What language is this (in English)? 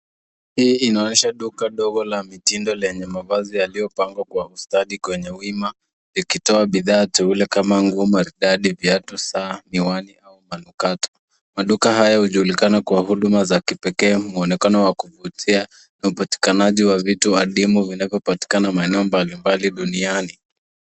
Swahili